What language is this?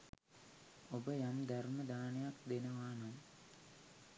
Sinhala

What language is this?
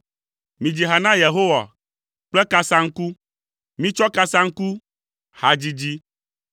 Ewe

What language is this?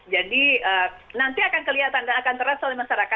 Indonesian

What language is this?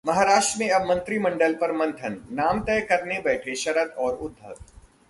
Hindi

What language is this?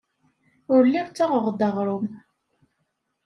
Kabyle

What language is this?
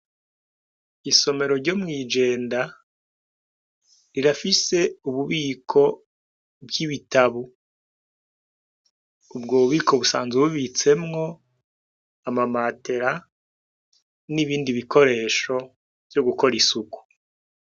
Rundi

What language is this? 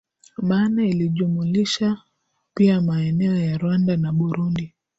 Swahili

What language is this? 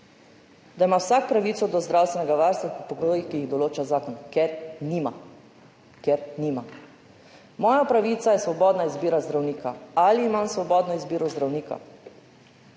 Slovenian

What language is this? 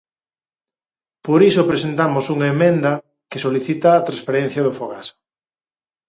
Galician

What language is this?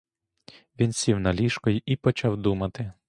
Ukrainian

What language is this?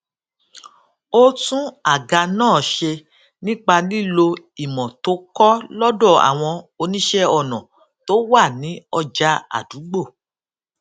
Yoruba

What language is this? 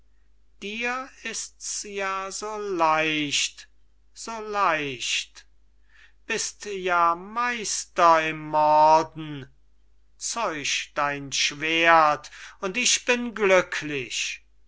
German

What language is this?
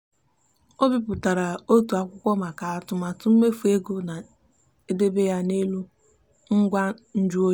Igbo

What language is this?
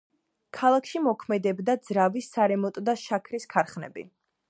Georgian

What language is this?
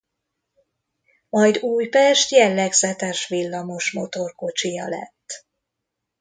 Hungarian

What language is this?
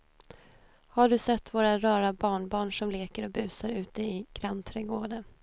Swedish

